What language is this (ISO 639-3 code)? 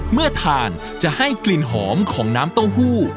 tha